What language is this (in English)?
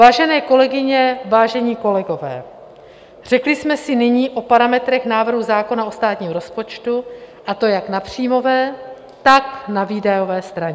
Czech